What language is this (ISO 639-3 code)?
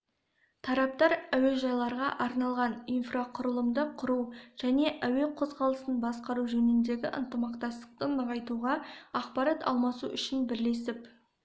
kaz